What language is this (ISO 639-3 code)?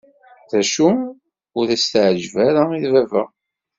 kab